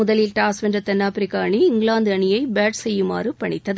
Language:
Tamil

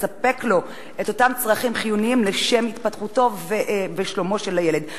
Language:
Hebrew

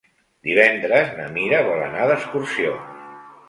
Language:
Catalan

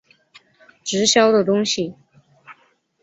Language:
Chinese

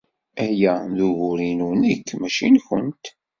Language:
Kabyle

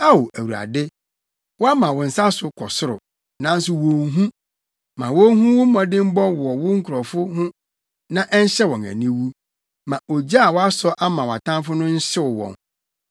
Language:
Akan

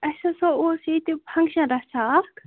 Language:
Kashmiri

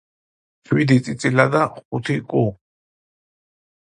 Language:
Georgian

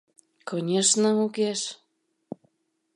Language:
Mari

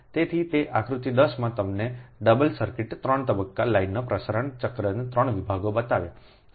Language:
Gujarati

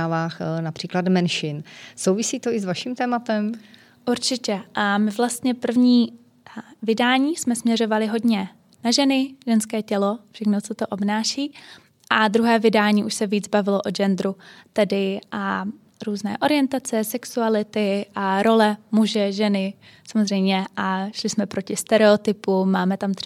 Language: Czech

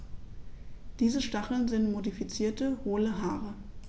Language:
German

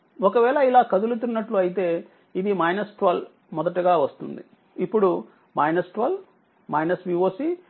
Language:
Telugu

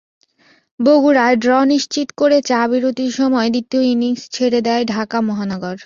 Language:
Bangla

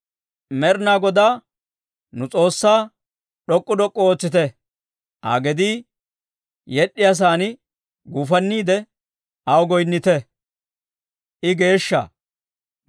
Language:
Dawro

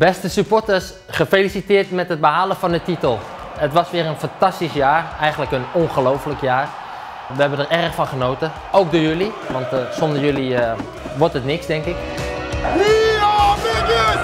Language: Dutch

